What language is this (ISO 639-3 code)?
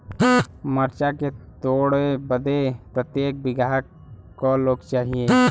bho